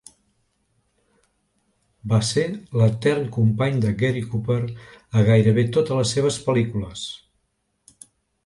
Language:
Catalan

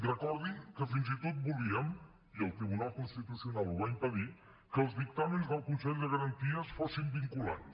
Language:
Catalan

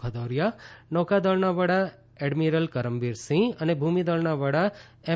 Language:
Gujarati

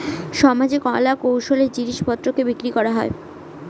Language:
Bangla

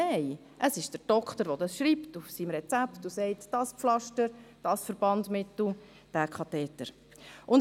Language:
Swiss German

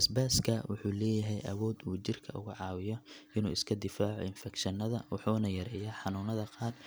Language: Somali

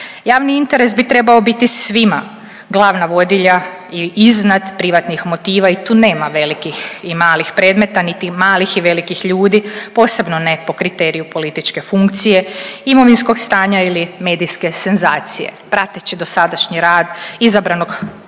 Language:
Croatian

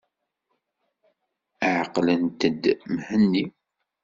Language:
Kabyle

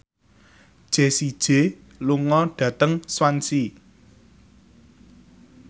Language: Javanese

